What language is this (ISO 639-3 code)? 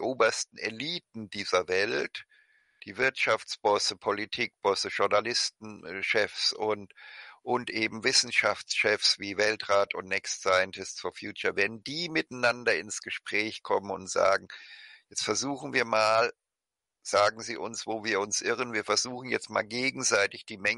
deu